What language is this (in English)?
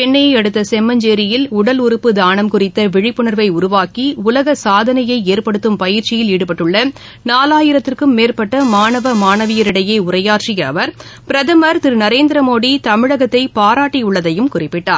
Tamil